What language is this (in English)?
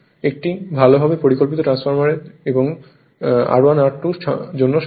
Bangla